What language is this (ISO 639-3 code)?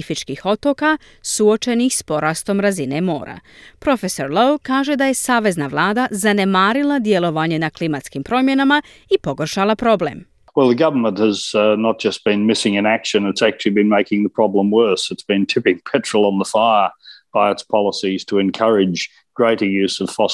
hrv